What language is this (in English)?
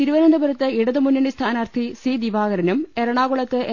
Malayalam